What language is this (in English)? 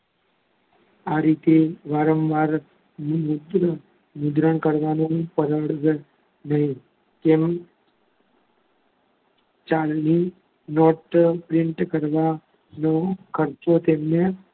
Gujarati